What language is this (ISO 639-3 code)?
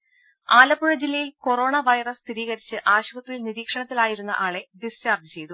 mal